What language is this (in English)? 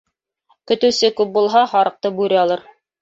Bashkir